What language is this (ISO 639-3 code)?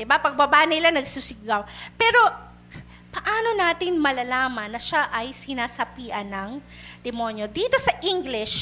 fil